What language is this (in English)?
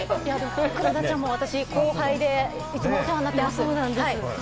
Japanese